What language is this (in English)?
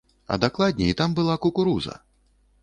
Belarusian